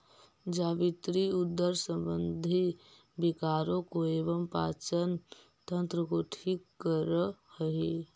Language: Magahi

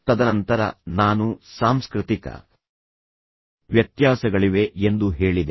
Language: Kannada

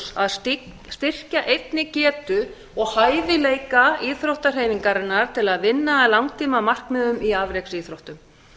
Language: Icelandic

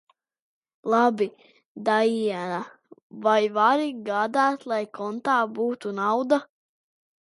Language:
Latvian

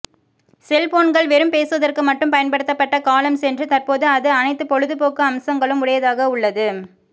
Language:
Tamil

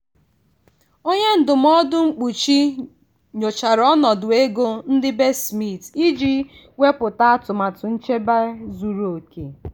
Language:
Igbo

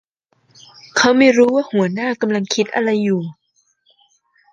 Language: Thai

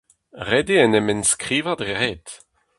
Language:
Breton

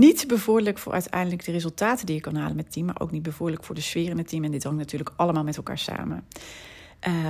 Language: Dutch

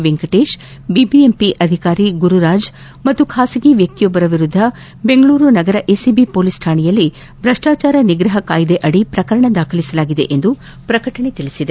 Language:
Kannada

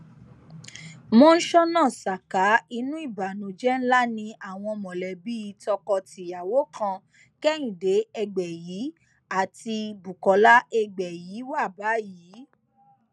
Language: Yoruba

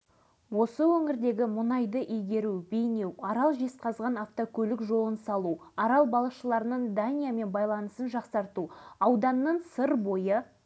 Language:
Kazakh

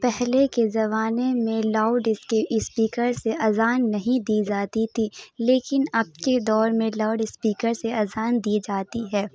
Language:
Urdu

